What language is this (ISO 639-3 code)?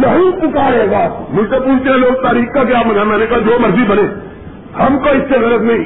urd